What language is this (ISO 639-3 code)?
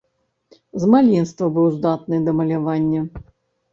bel